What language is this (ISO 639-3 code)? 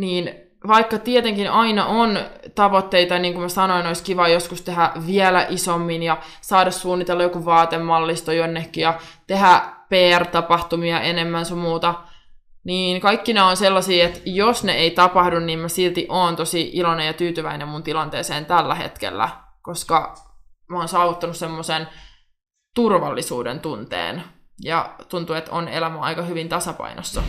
fin